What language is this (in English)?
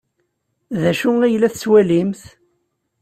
Kabyle